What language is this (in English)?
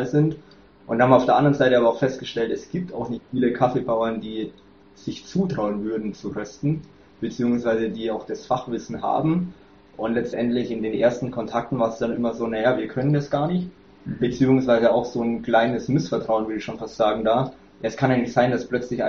German